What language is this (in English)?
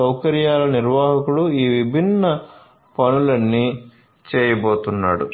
Telugu